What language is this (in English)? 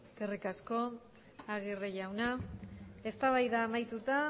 Basque